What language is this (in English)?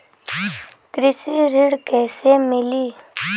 Bhojpuri